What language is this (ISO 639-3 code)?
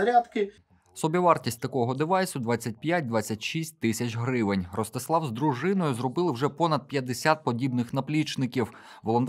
ukr